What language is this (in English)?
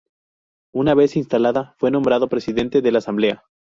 Spanish